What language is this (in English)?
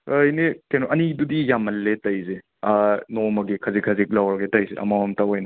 Manipuri